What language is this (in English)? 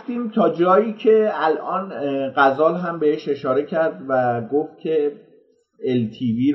Persian